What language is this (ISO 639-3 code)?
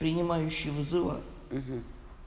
rus